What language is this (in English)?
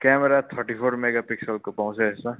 Nepali